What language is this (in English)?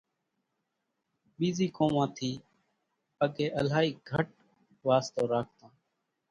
Kachi Koli